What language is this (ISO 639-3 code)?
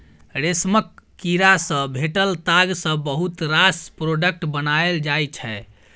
mai